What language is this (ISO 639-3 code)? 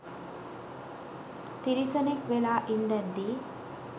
sin